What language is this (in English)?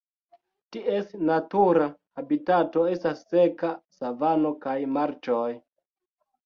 Esperanto